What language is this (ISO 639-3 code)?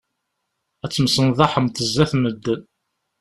kab